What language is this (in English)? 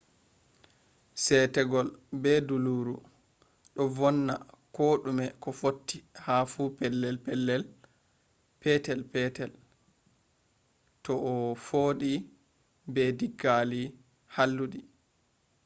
Fula